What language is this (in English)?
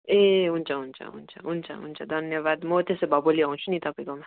Nepali